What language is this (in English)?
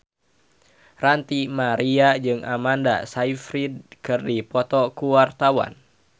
Sundanese